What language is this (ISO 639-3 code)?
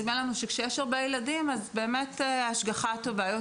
heb